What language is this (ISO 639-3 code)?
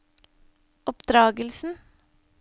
nor